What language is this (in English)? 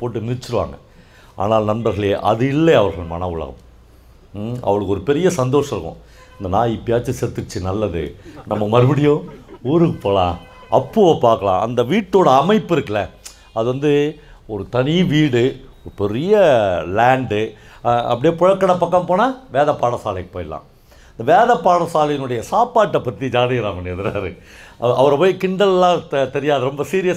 Korean